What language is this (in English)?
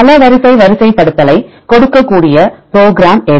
Tamil